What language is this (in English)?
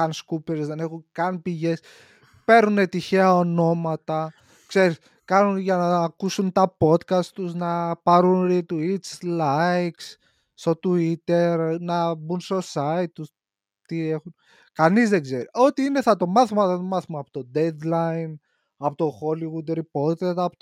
Greek